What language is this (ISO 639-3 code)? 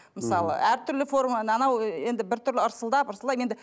kaz